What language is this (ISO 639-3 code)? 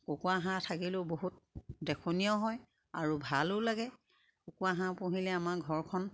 asm